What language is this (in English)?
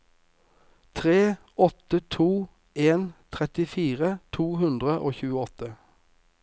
Norwegian